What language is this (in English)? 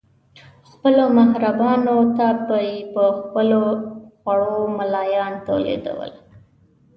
Pashto